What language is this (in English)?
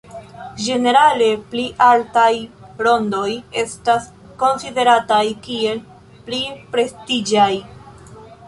Esperanto